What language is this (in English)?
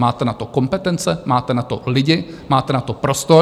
Czech